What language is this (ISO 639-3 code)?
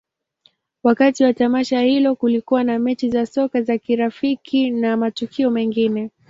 swa